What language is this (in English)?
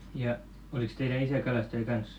Finnish